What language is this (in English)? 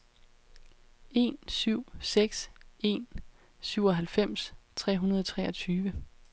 Danish